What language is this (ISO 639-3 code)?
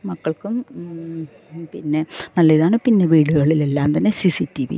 mal